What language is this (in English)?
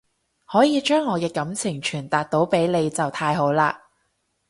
Cantonese